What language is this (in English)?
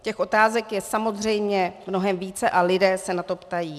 Czech